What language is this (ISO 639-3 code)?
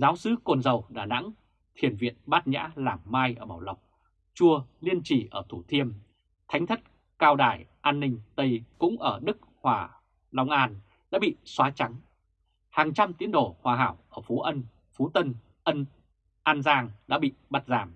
vie